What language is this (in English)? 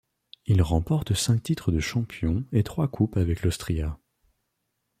French